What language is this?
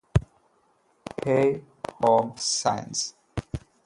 Malayalam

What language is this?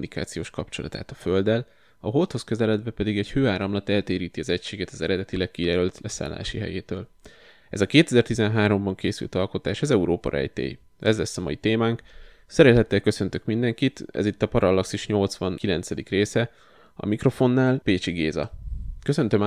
Hungarian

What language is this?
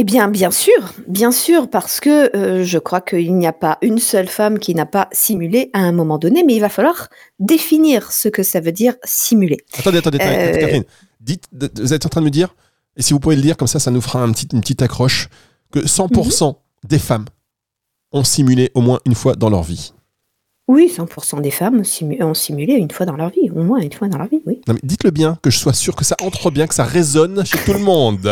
French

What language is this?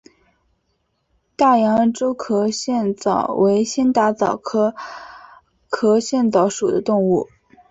Chinese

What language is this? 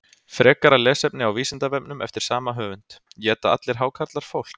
Icelandic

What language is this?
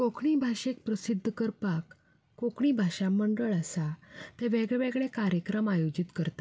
Konkani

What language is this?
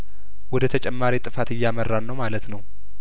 Amharic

